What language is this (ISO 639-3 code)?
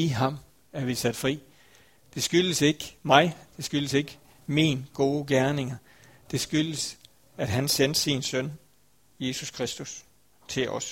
dan